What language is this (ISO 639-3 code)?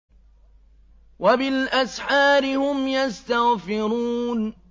ara